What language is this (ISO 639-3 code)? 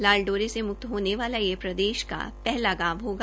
hin